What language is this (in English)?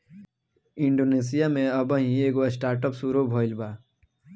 Bhojpuri